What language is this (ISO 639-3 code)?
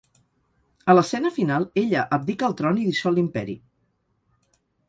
cat